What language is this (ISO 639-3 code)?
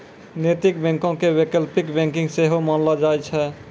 mai